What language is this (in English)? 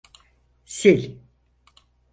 Turkish